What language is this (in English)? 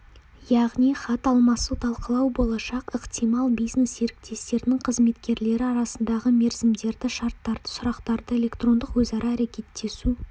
Kazakh